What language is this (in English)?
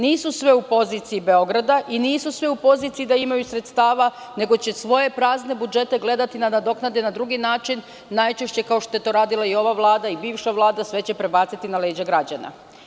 Serbian